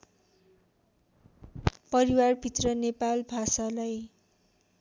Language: Nepali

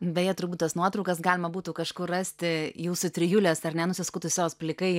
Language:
Lithuanian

